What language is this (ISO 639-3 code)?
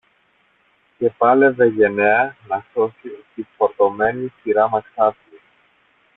ell